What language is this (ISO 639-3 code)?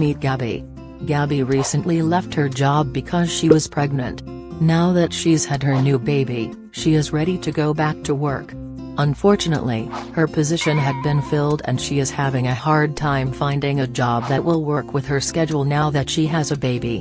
eng